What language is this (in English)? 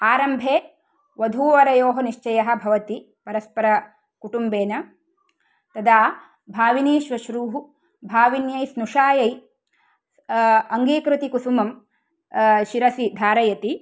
Sanskrit